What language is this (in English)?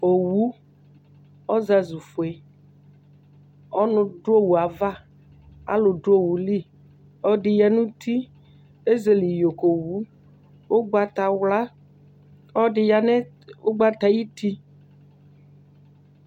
Ikposo